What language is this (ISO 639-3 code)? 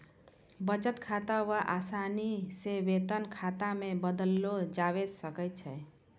mai